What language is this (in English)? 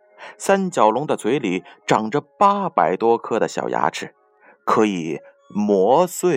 Chinese